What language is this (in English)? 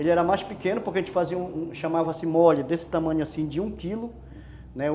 Portuguese